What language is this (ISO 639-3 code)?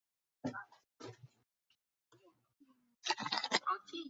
zho